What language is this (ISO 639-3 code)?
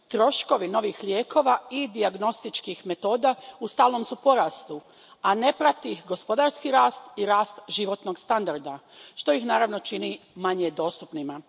hrv